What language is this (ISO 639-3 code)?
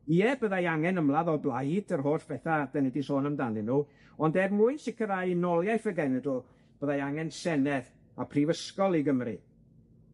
cym